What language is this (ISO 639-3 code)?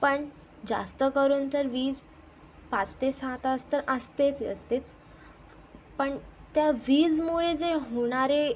mar